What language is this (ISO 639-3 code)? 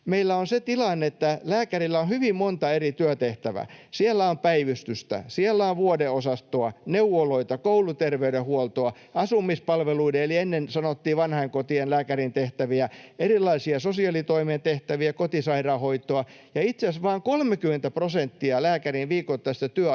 fin